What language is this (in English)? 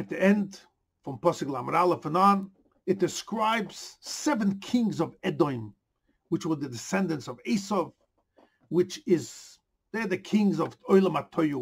English